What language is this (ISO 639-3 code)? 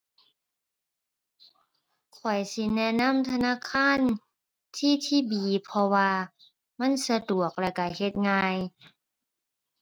tha